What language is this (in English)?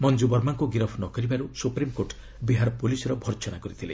Odia